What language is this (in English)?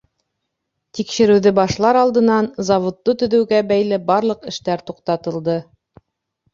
Bashkir